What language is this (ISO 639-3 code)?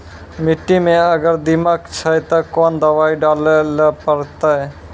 mai